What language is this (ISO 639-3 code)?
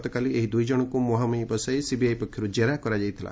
ori